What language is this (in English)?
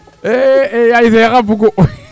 Serer